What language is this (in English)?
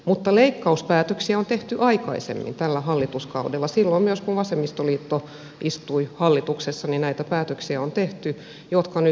Finnish